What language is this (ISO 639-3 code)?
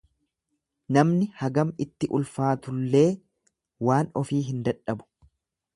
orm